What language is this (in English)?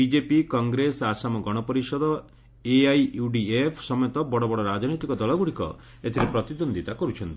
Odia